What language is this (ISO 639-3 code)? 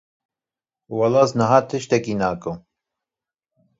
kur